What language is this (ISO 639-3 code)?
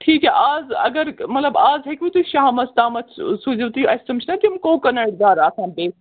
kas